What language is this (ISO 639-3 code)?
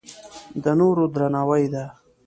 pus